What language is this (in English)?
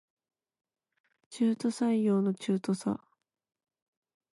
Japanese